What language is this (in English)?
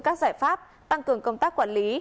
Vietnamese